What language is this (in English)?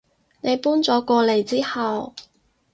Cantonese